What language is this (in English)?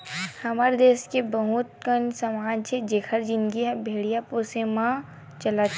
Chhattisgarhi